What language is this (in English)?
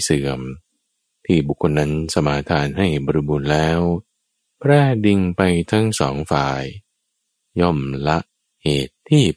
Thai